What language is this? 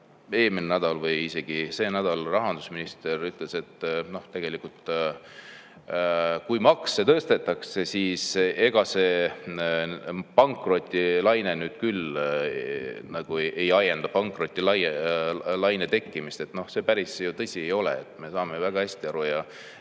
Estonian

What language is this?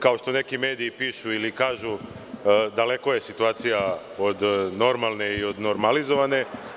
Serbian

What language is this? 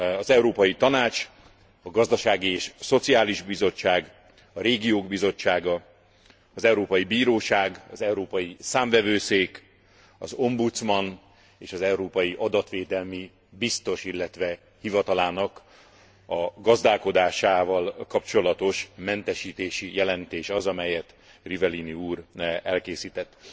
Hungarian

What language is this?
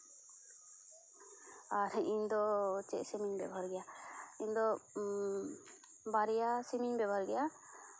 Santali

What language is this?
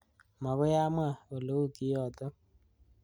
Kalenjin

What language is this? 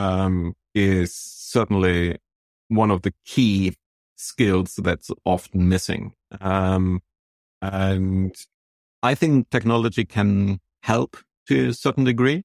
English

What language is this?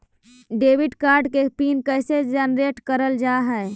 Magahi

